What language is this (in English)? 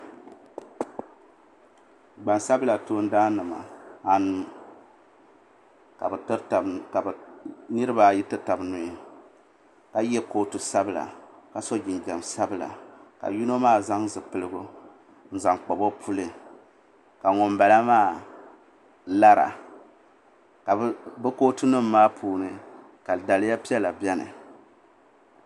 Dagbani